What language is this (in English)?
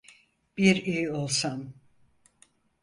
Turkish